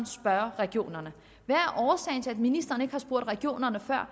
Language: Danish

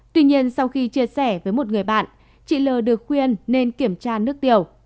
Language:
Vietnamese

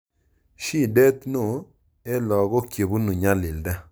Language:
Kalenjin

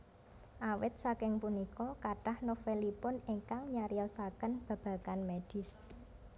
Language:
Javanese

